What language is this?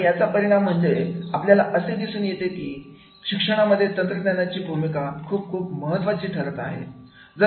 Marathi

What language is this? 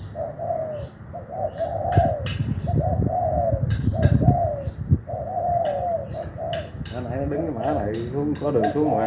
Vietnamese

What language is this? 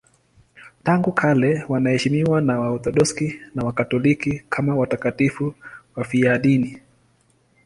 Swahili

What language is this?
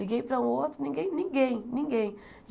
Portuguese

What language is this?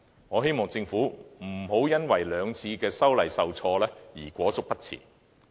Cantonese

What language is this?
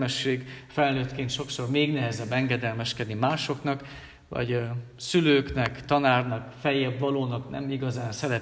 Hungarian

